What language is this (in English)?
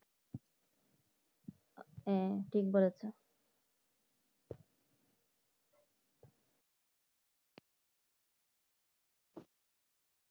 Bangla